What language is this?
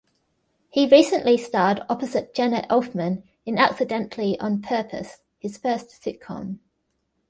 English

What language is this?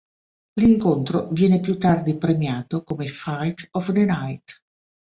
Italian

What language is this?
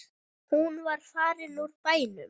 Icelandic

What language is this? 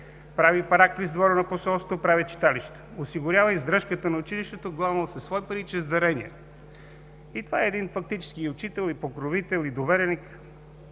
Bulgarian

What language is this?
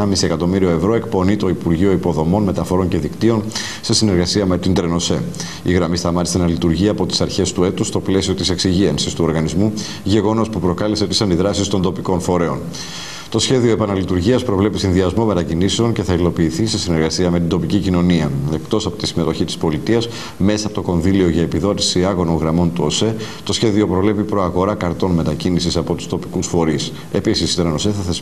Greek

